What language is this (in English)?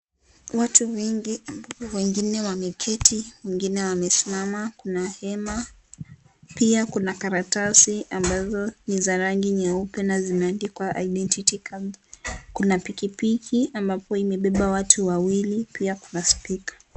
Swahili